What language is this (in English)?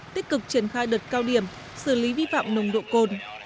Vietnamese